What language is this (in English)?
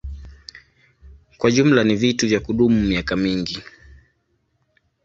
Swahili